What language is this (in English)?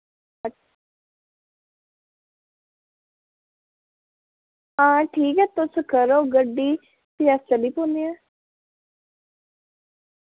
Dogri